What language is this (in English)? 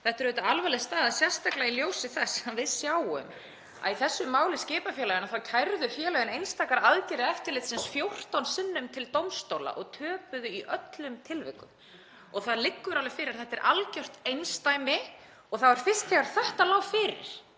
Icelandic